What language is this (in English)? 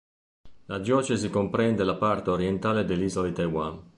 Italian